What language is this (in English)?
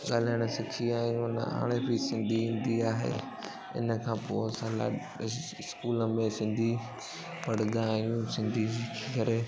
Sindhi